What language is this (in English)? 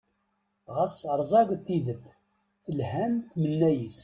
Kabyle